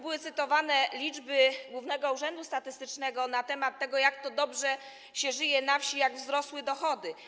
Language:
Polish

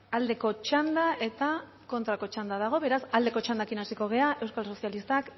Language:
Basque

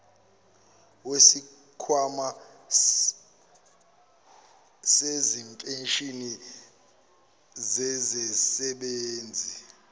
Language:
Zulu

